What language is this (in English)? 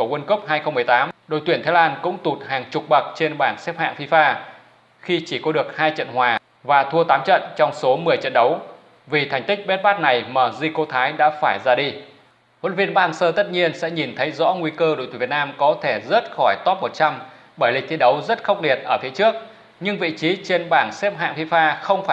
Vietnamese